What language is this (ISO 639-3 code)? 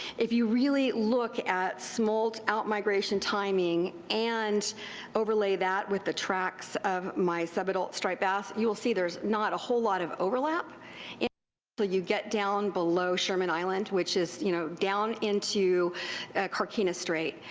eng